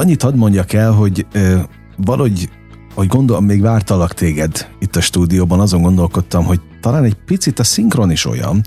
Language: Hungarian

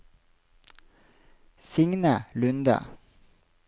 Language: Norwegian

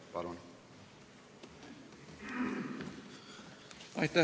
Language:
Estonian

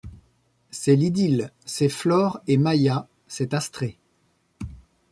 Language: French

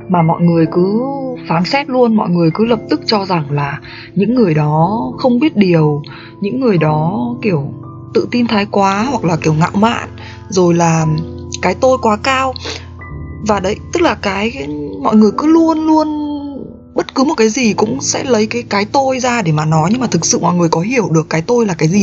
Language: Vietnamese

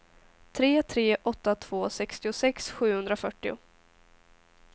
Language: Swedish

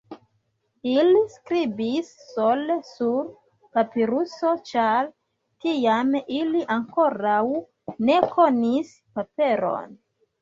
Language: Esperanto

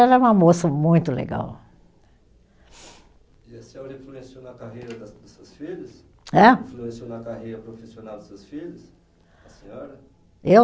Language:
Portuguese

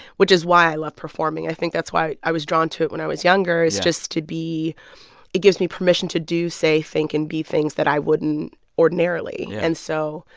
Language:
English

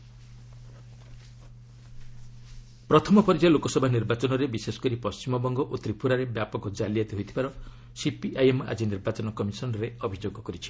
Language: Odia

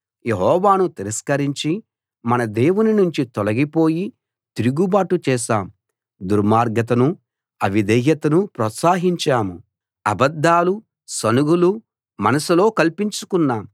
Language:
Telugu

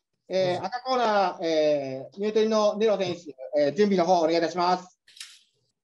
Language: Japanese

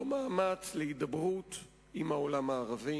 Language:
Hebrew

